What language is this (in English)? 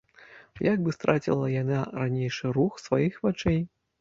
Belarusian